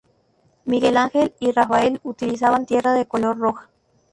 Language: Spanish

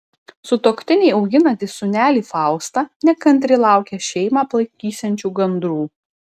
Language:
Lithuanian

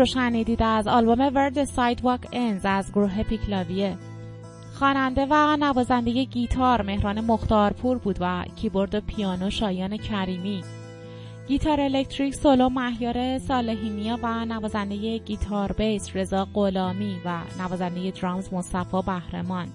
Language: Persian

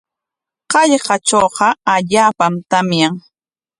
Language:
Corongo Ancash Quechua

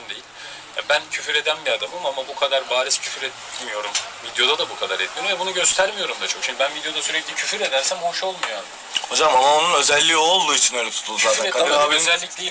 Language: Turkish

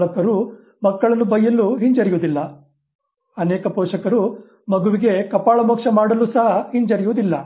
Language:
Kannada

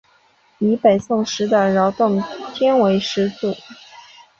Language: Chinese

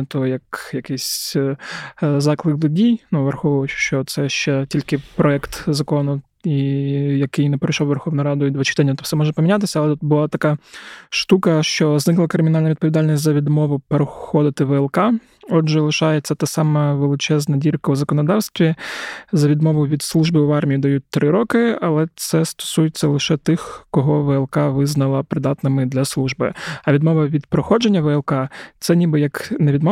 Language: Ukrainian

